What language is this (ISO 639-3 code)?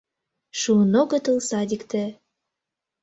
chm